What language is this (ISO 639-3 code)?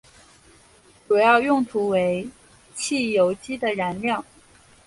zho